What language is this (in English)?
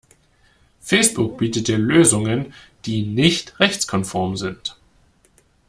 German